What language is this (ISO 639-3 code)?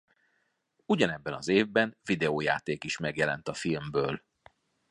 hun